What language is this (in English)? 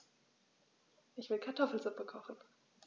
German